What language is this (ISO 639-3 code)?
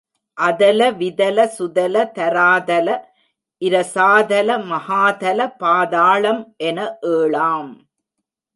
tam